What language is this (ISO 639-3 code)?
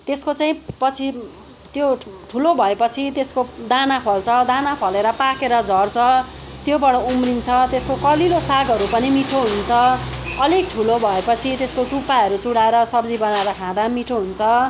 nep